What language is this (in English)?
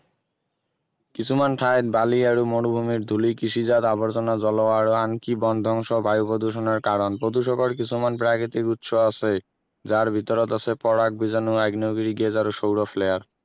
Assamese